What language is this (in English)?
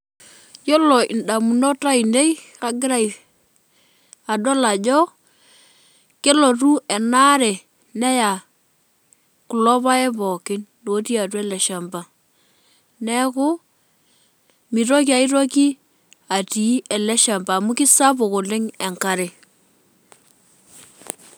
Masai